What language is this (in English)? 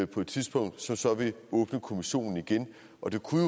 Danish